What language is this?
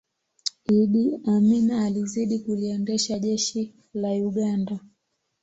Swahili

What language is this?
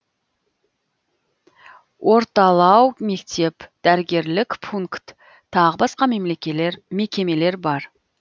Kazakh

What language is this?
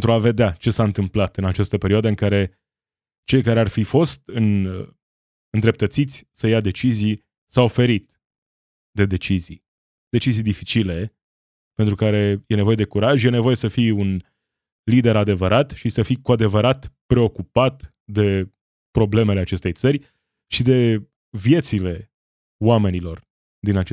Romanian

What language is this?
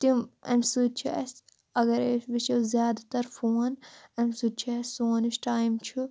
Kashmiri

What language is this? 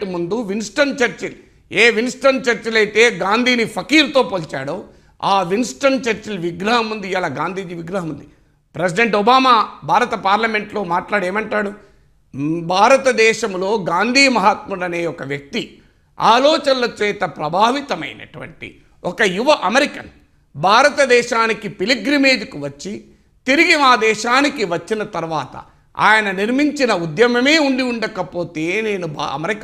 Telugu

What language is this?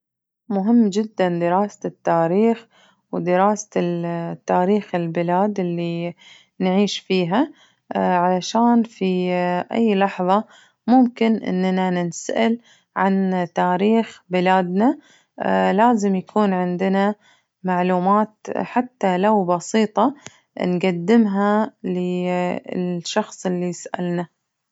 Najdi Arabic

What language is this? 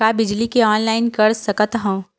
Chhattisgarhi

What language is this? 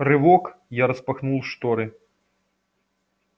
Russian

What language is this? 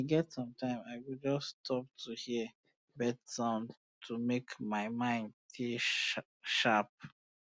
Nigerian Pidgin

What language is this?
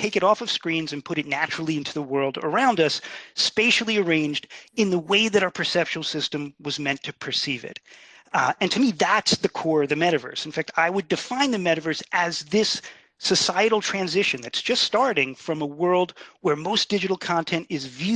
English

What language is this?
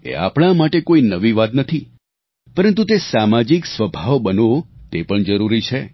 Gujarati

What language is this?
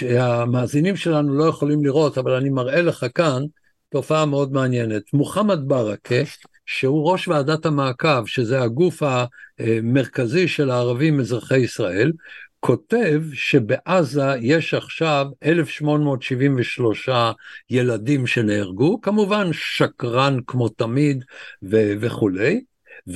Hebrew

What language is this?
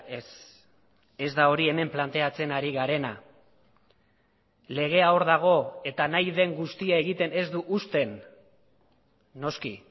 Basque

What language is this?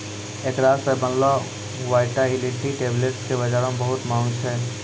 Maithili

